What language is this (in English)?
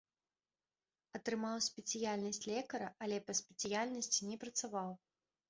Belarusian